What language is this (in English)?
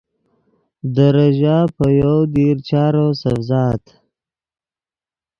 Yidgha